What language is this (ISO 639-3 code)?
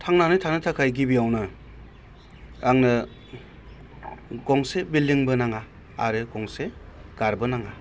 brx